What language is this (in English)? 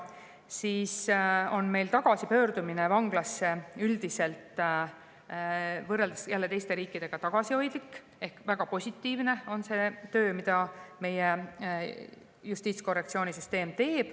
Estonian